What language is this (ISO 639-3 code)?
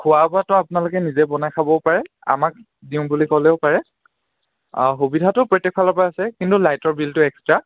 asm